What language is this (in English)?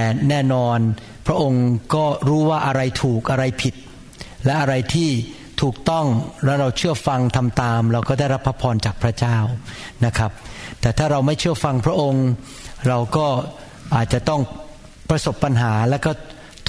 Thai